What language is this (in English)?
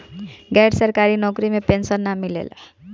Bhojpuri